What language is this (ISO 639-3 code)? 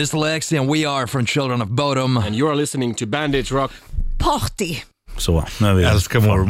swe